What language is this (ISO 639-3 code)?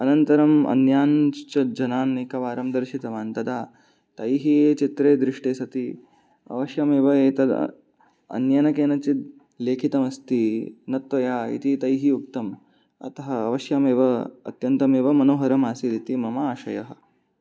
san